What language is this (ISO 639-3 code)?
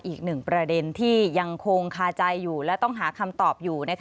tha